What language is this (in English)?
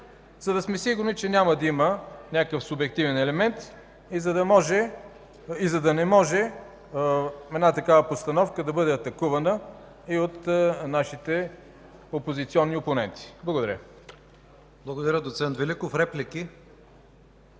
Bulgarian